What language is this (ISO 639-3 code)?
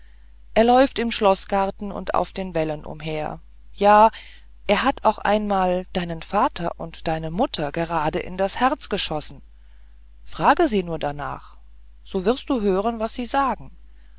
deu